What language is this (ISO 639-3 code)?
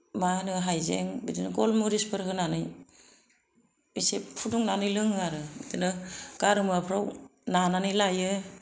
brx